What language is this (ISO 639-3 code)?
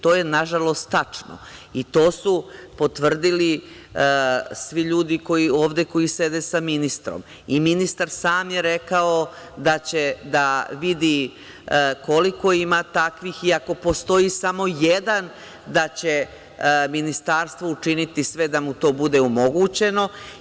srp